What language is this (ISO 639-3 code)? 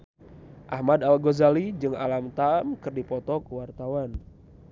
sun